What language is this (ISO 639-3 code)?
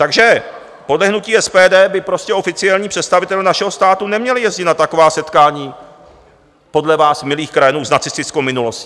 ces